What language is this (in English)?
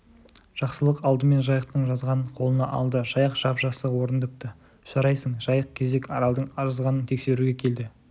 Kazakh